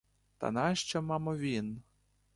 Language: Ukrainian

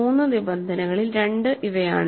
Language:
Malayalam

